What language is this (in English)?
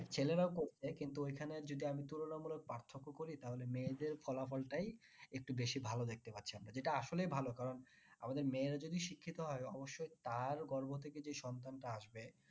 Bangla